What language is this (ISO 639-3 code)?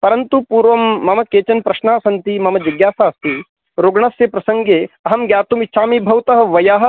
san